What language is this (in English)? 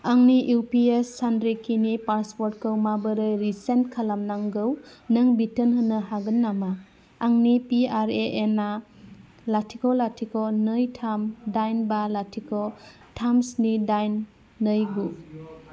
Bodo